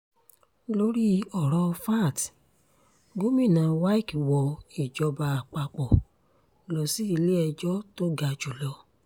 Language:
Yoruba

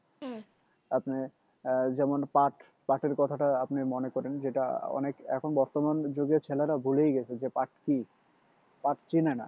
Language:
Bangla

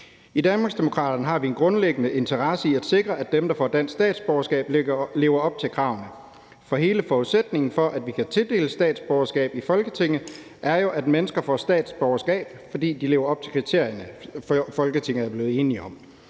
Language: Danish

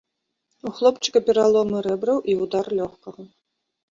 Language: Belarusian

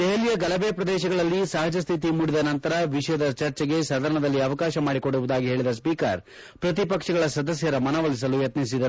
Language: Kannada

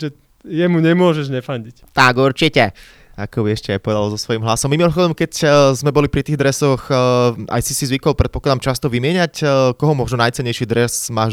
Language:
Slovak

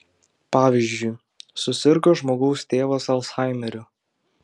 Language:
Lithuanian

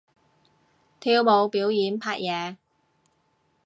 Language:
Cantonese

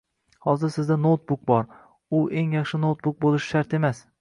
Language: Uzbek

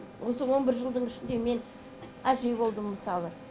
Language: Kazakh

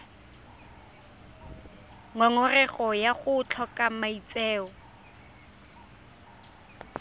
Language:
Tswana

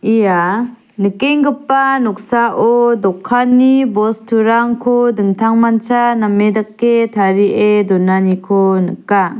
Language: Garo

